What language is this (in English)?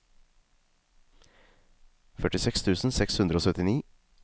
Norwegian